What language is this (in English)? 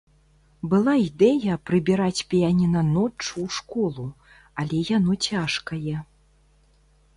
Belarusian